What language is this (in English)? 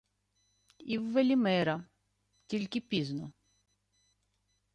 Ukrainian